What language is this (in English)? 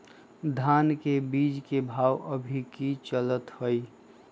Magahi